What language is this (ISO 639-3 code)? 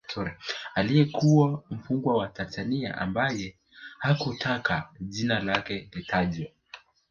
swa